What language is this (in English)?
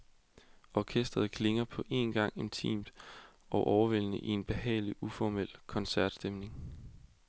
Danish